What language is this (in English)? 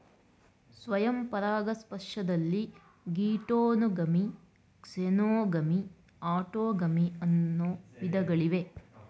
Kannada